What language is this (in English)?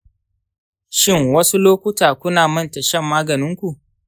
Hausa